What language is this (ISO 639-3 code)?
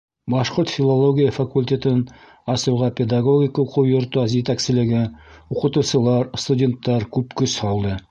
bak